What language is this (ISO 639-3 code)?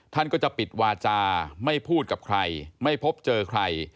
tha